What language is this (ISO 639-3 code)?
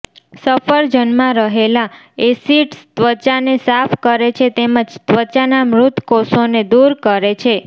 guj